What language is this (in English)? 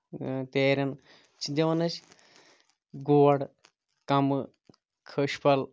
Kashmiri